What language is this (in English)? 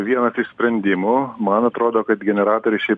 Lithuanian